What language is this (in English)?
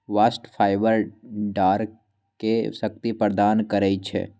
Magahi